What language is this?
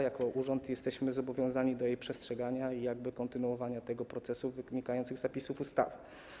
Polish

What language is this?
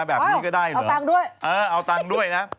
Thai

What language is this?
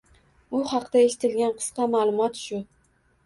Uzbek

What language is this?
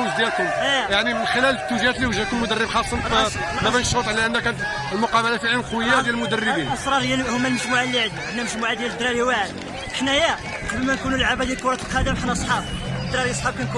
Arabic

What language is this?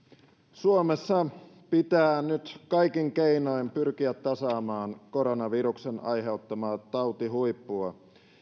Finnish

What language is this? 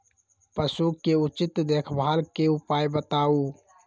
Magahi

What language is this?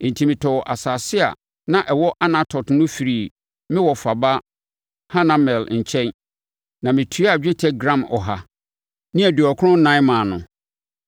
Akan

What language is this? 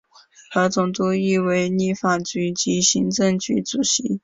Chinese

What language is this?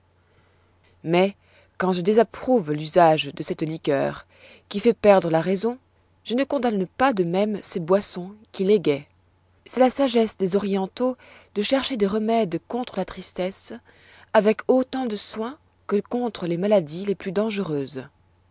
French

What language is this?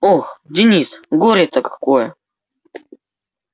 Russian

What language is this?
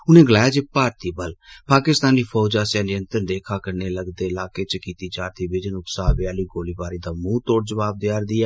Dogri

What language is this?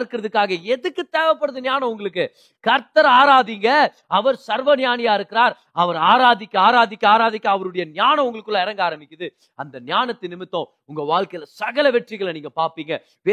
Tamil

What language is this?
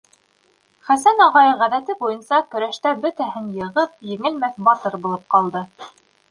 Bashkir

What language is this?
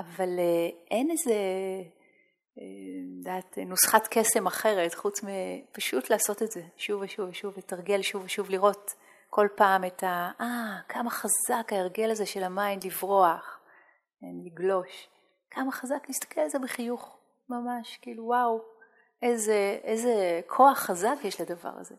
Hebrew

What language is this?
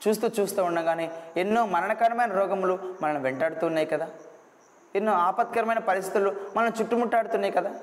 Telugu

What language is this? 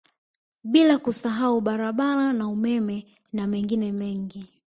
Swahili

